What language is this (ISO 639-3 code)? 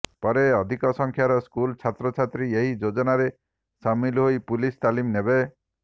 ori